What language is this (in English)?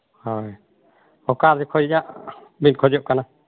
Santali